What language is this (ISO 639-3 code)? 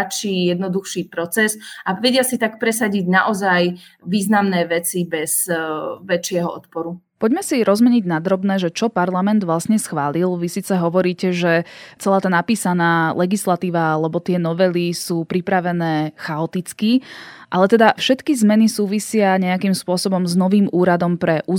slk